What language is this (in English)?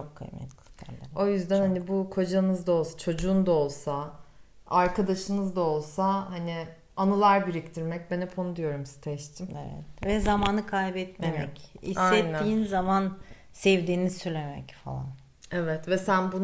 Turkish